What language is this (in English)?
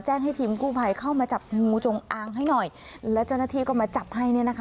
Thai